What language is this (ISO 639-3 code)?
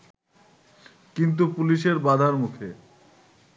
ben